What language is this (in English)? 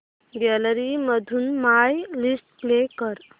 Marathi